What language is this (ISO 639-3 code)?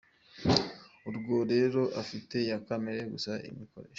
kin